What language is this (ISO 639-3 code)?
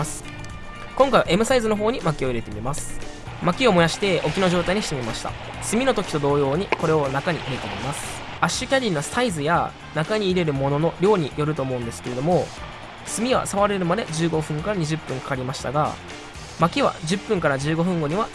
jpn